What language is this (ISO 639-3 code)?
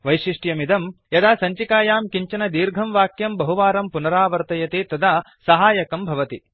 san